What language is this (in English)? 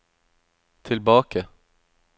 Norwegian